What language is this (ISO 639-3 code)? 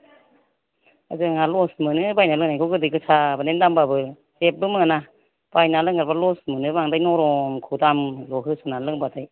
brx